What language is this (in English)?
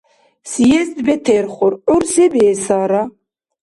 Dargwa